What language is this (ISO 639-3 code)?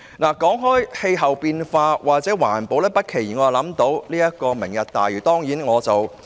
yue